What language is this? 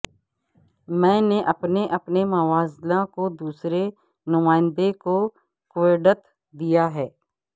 Urdu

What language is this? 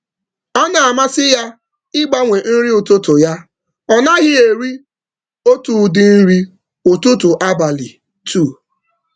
Igbo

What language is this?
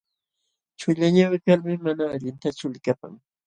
Jauja Wanca Quechua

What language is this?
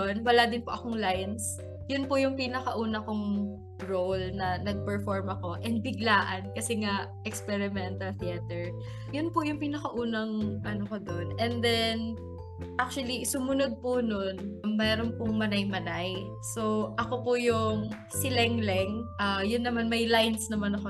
Filipino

